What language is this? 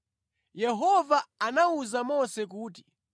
Nyanja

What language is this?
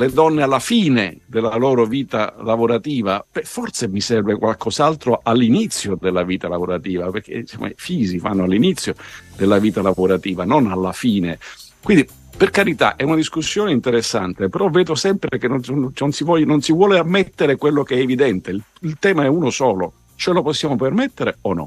Italian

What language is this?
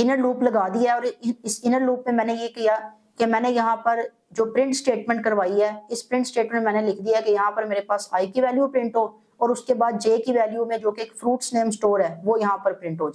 Hindi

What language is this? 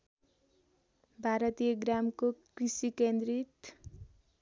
Nepali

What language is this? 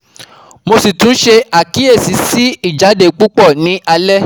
Yoruba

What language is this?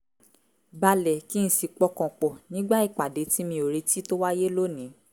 Yoruba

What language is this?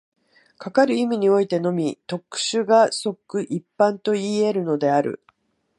Japanese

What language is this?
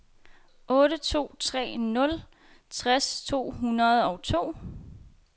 Danish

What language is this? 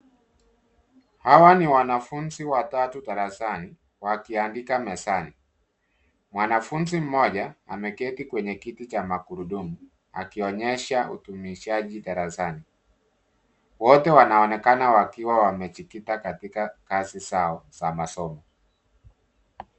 Swahili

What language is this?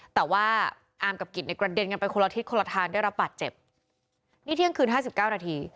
Thai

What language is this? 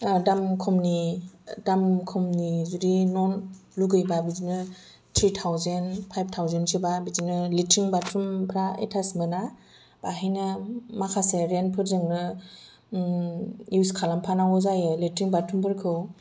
Bodo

